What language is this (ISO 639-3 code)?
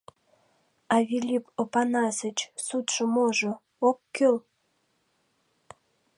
chm